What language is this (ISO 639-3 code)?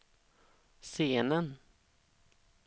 swe